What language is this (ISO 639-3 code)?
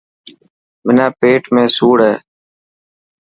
mki